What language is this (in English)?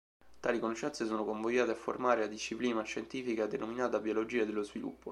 Italian